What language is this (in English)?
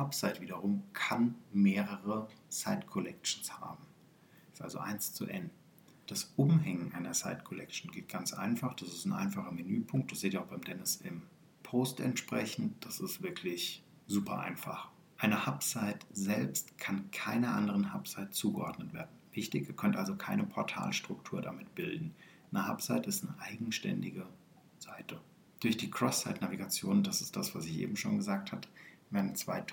German